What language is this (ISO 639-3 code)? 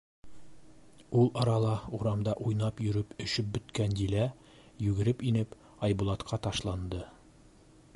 bak